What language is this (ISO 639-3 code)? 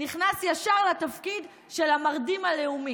heb